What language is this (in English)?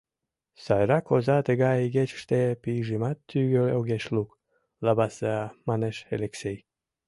Mari